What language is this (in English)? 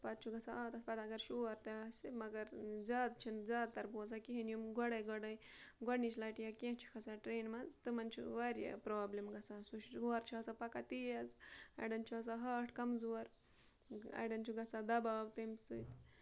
Kashmiri